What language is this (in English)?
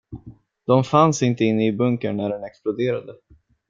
Swedish